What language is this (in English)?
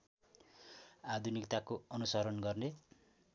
Nepali